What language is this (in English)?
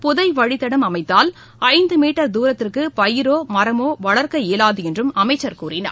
Tamil